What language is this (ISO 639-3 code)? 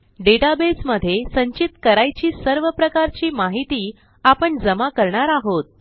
mar